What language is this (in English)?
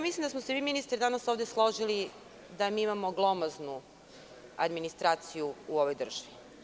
Serbian